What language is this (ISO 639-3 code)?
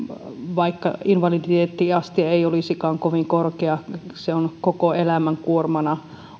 fin